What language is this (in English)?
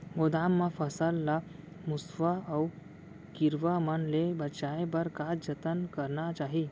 Chhattisgarhi